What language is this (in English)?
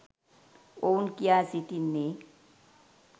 Sinhala